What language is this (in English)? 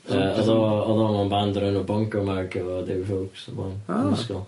Welsh